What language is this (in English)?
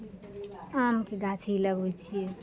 Maithili